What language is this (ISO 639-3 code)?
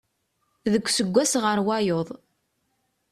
kab